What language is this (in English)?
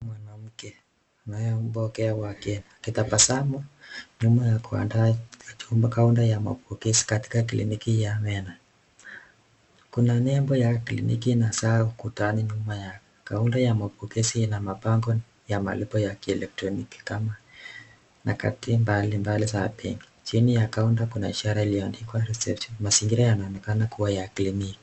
Swahili